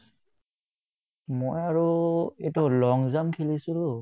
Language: Assamese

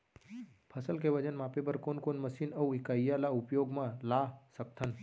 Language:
Chhattisgarhi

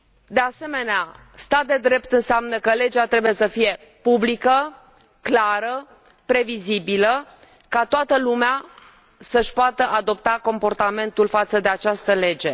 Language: Romanian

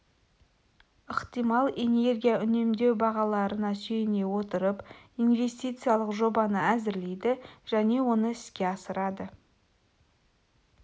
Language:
Kazakh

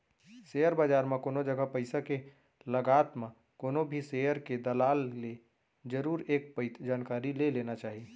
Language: Chhattisgarhi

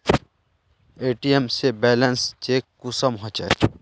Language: Magahi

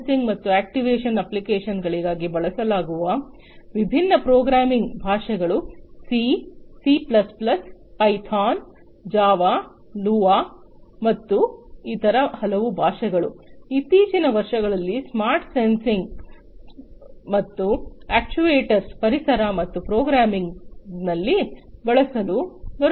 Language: Kannada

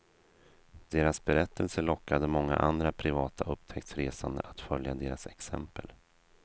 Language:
Swedish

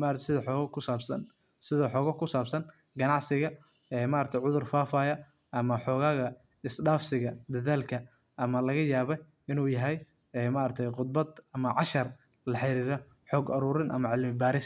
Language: Somali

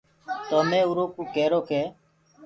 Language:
Gurgula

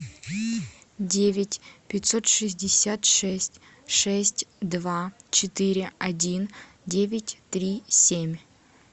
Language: Russian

